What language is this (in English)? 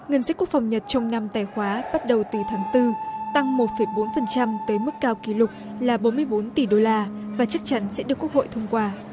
Vietnamese